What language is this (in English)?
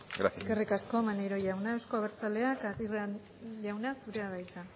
Basque